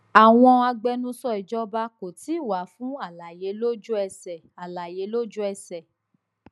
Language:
Yoruba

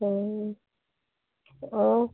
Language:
Punjabi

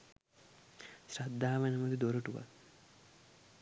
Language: Sinhala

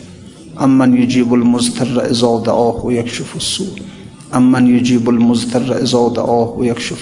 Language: Persian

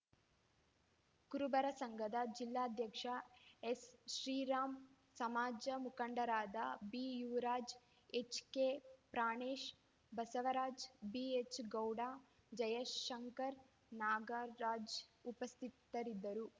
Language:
Kannada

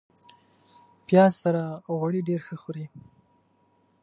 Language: Pashto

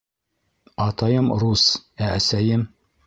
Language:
Bashkir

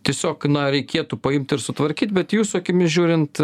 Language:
Lithuanian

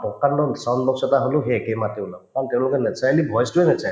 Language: Assamese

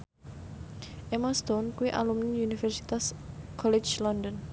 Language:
Javanese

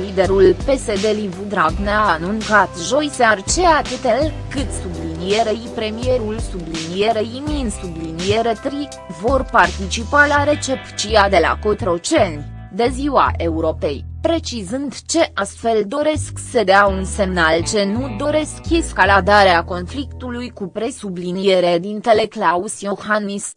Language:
Romanian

